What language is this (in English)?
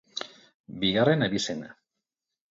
Basque